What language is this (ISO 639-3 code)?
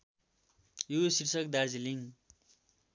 nep